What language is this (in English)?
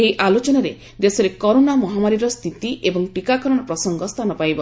Odia